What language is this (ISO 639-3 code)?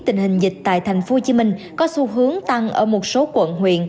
vie